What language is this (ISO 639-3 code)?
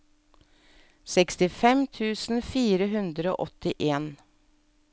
nor